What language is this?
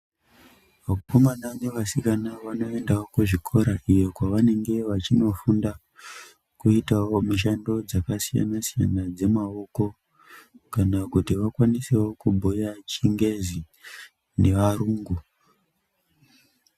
Ndau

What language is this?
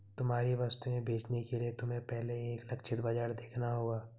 Hindi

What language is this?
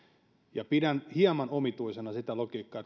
Finnish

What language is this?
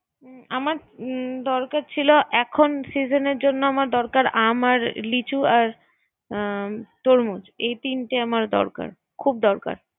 Bangla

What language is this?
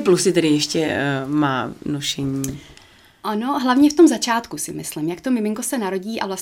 Czech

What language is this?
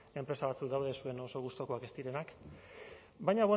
Basque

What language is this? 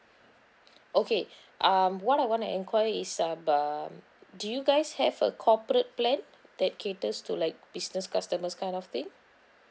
English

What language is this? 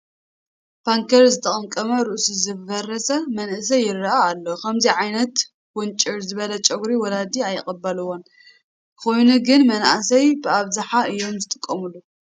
Tigrinya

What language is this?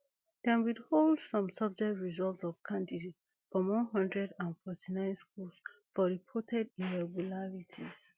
Nigerian Pidgin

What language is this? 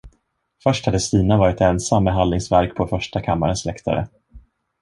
Swedish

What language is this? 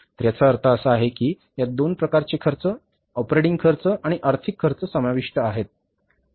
Marathi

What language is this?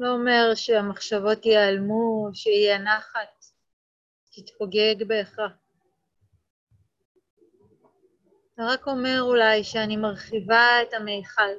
Hebrew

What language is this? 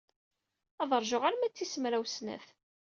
Kabyle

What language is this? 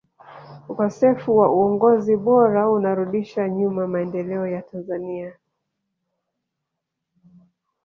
Swahili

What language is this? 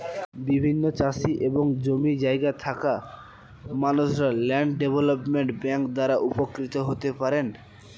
Bangla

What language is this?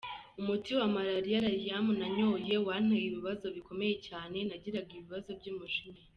Kinyarwanda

